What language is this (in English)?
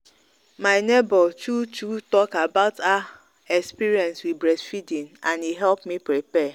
Nigerian Pidgin